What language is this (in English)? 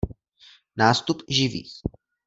Czech